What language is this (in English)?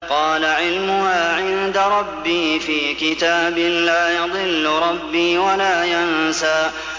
Arabic